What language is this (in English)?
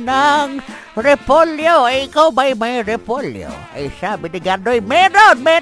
Filipino